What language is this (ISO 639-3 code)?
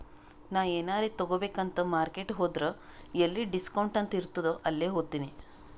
kan